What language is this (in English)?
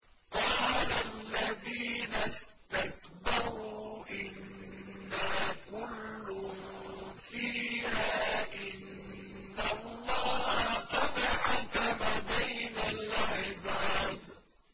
Arabic